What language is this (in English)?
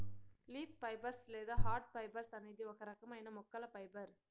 Telugu